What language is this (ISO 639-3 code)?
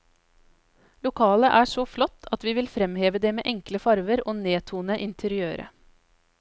nor